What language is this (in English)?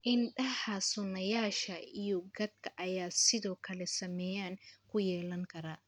Somali